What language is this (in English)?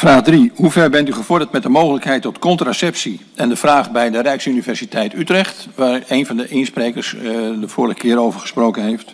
Dutch